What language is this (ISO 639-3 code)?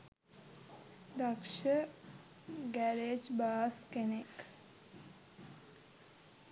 sin